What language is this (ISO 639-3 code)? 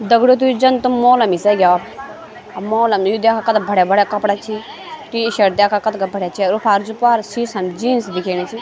gbm